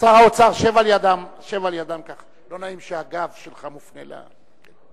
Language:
Hebrew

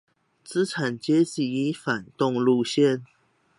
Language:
Chinese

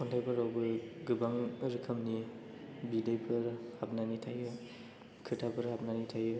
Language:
Bodo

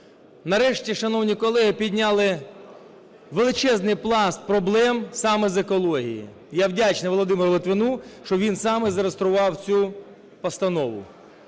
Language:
Ukrainian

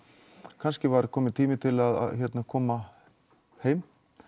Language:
Icelandic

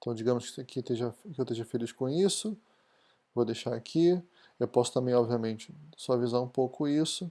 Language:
Portuguese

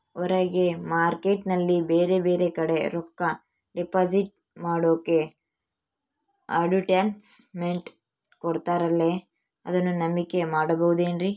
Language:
Kannada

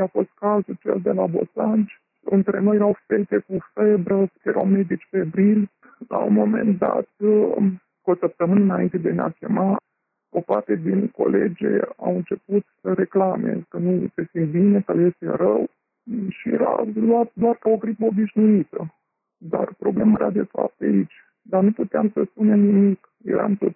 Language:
Romanian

